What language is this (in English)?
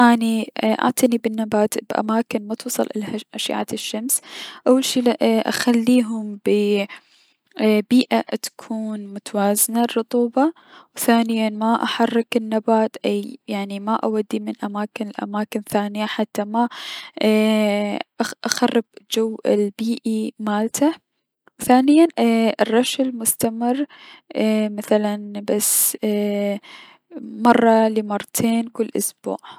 Mesopotamian Arabic